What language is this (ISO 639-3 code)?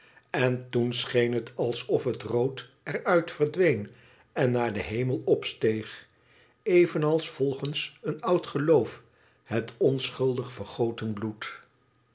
nld